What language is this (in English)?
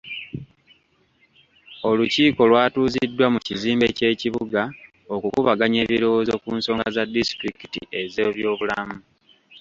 Ganda